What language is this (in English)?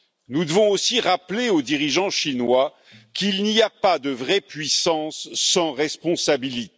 French